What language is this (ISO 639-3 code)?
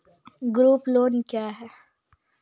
mai